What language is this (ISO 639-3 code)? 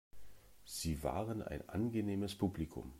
deu